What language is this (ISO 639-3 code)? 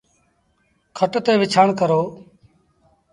sbn